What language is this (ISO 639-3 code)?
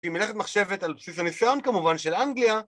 heb